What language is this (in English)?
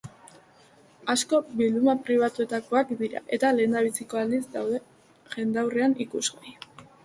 Basque